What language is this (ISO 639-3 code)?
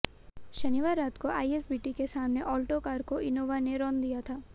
hin